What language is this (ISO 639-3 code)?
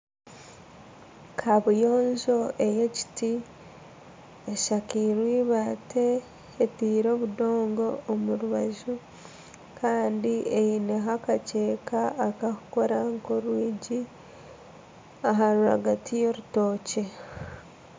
nyn